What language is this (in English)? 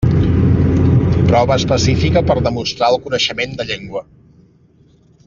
Catalan